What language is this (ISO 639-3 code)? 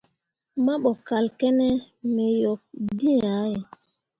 mua